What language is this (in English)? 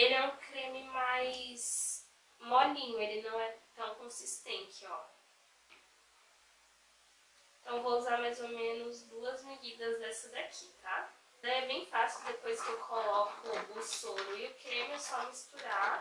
Portuguese